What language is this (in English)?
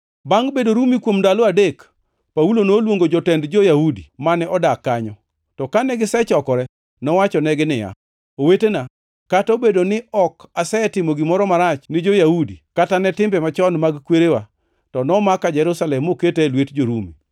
Luo (Kenya and Tanzania)